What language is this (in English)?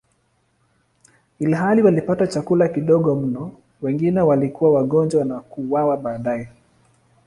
Swahili